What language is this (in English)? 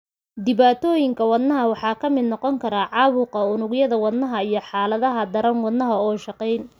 Somali